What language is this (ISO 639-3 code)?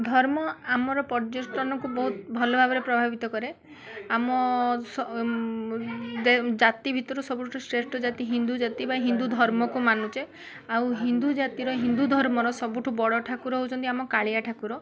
ori